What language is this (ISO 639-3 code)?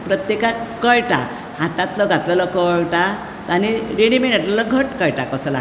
kok